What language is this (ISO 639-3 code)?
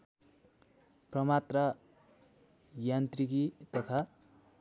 nep